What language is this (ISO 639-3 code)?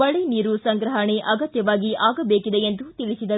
kan